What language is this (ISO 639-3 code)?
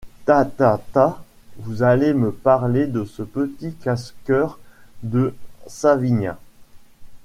fra